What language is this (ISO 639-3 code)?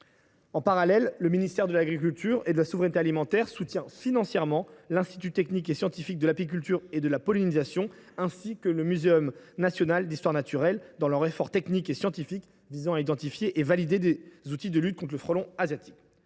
fra